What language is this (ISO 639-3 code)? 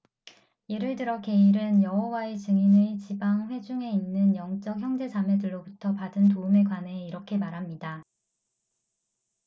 kor